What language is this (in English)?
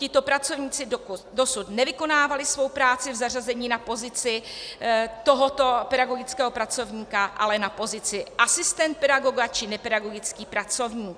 Czech